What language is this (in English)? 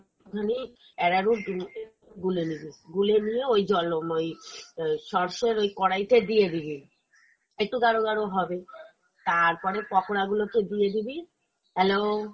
Bangla